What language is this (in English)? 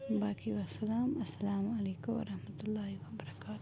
Kashmiri